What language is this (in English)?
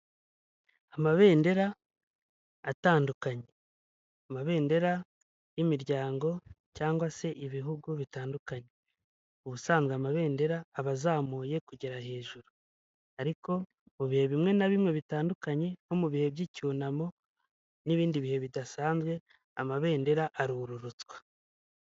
Kinyarwanda